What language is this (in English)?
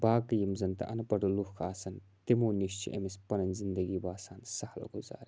Kashmiri